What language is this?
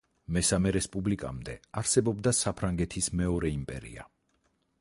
Georgian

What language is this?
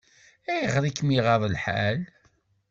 Kabyle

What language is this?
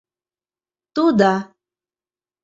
Mari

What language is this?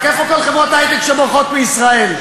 Hebrew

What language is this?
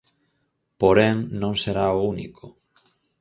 Galician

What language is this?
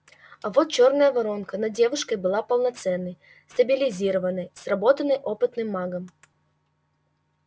Russian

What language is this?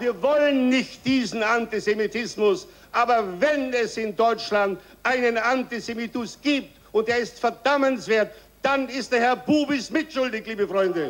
German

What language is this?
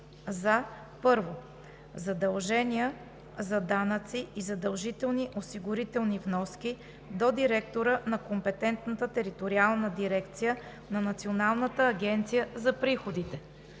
Bulgarian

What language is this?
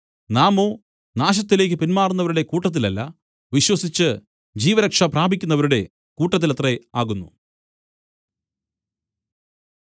Malayalam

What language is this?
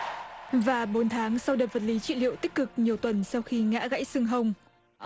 Vietnamese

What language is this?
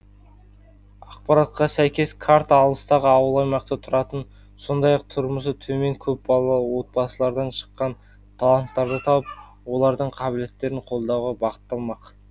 Kazakh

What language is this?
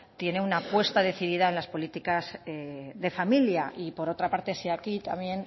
Spanish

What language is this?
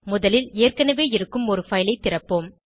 Tamil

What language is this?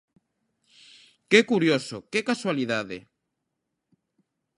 Galician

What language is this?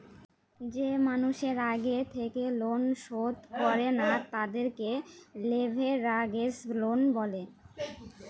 Bangla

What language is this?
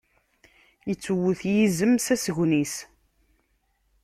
Kabyle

